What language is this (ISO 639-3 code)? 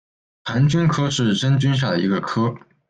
zho